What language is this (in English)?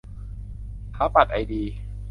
Thai